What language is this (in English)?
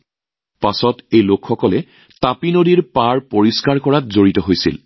Assamese